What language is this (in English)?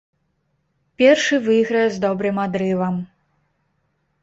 Belarusian